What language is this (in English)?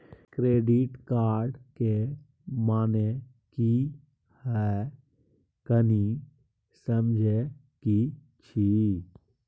Maithili